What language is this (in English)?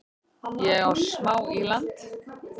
Icelandic